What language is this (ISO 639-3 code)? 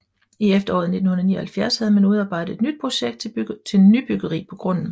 dan